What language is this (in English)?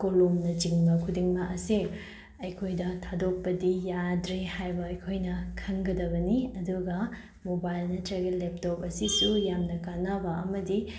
Manipuri